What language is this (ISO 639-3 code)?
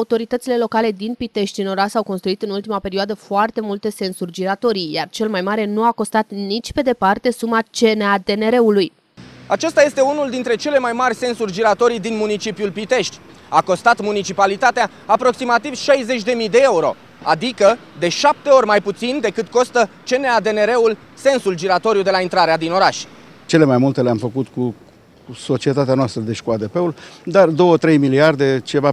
ron